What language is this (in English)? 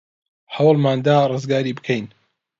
Central Kurdish